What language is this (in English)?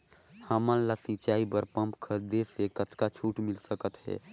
Chhattisgarhi